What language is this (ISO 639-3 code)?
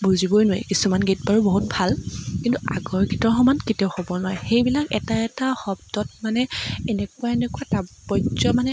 asm